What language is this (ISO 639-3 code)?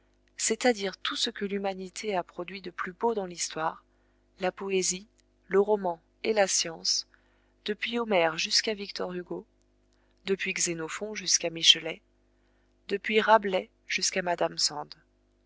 fra